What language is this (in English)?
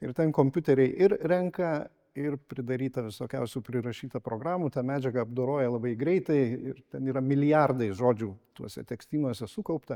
Lithuanian